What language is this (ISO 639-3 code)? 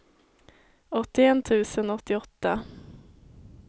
swe